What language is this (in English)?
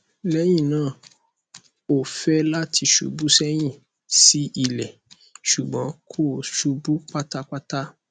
Yoruba